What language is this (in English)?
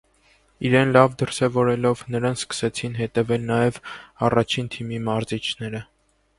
Armenian